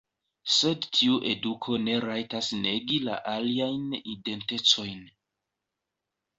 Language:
Esperanto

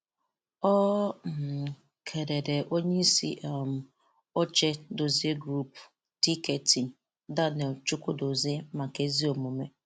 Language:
Igbo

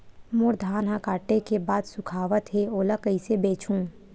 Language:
Chhattisgarhi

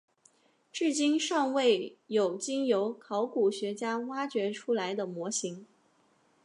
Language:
Chinese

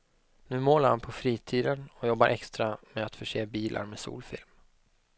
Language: Swedish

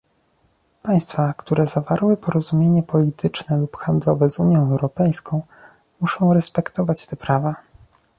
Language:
Polish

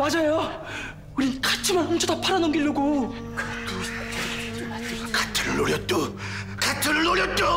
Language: Korean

